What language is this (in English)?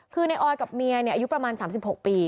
Thai